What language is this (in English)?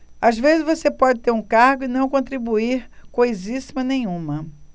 Portuguese